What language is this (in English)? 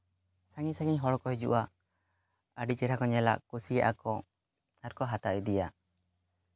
Santali